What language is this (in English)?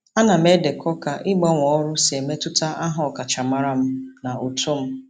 Igbo